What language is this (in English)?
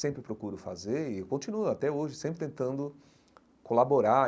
Portuguese